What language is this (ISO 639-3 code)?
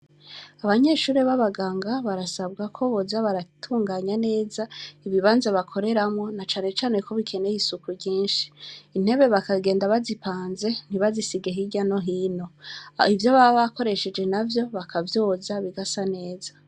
run